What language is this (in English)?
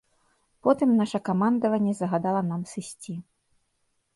Belarusian